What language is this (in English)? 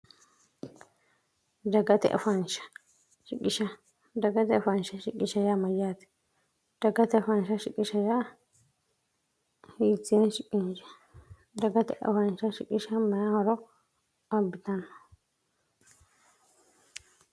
Sidamo